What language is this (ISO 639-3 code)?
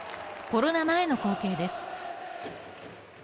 jpn